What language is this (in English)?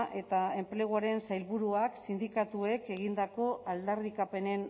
Basque